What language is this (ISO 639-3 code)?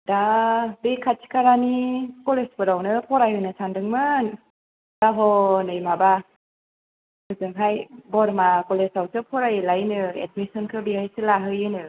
brx